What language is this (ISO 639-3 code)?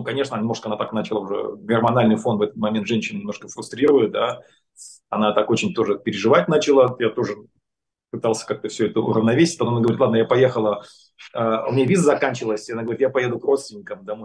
rus